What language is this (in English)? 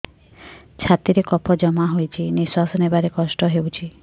Odia